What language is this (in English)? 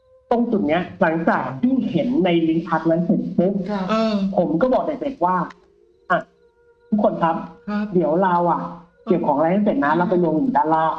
Thai